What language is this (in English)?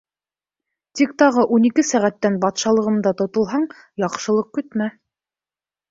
Bashkir